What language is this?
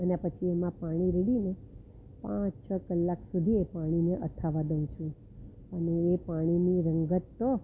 Gujarati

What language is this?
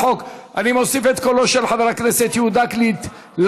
Hebrew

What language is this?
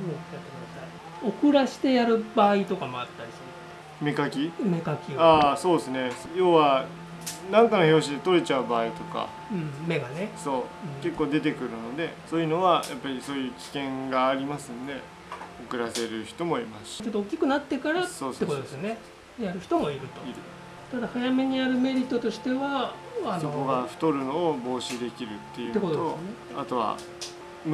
Japanese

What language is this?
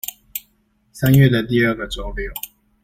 Chinese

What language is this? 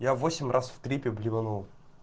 Russian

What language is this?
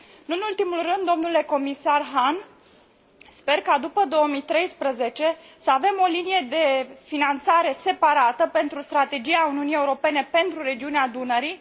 Romanian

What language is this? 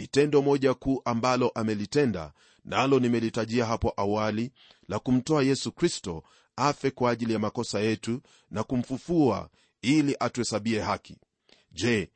Swahili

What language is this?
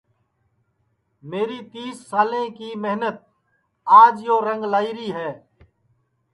Sansi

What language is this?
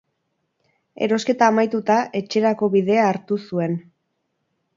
Basque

